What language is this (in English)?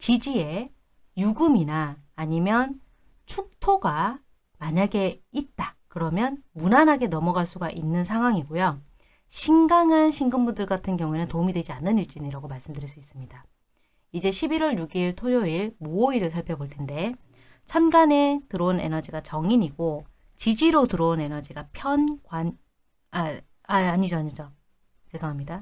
Korean